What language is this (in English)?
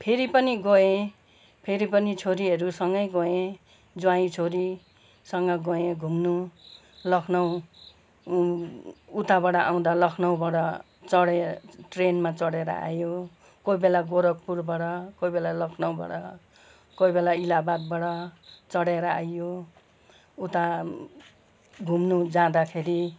Nepali